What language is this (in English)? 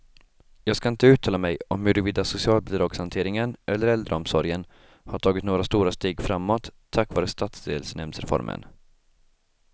Swedish